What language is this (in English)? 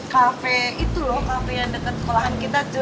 Indonesian